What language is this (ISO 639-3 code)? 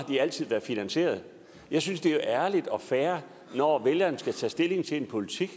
dan